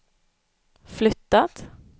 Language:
Swedish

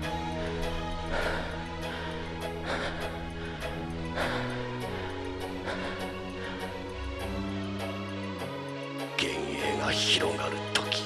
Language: Japanese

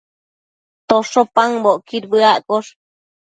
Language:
Matsés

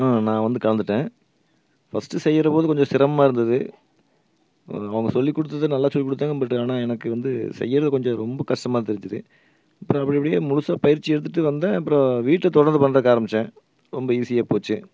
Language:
Tamil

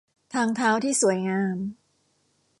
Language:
Thai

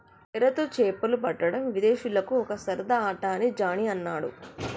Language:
Telugu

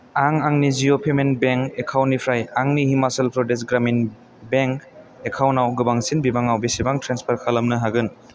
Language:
Bodo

